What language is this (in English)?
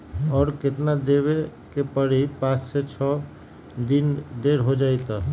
Magahi